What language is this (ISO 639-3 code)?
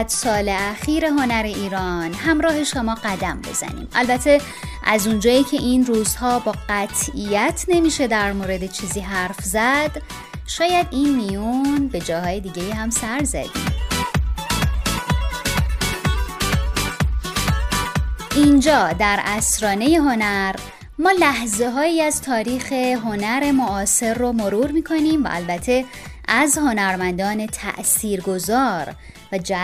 fas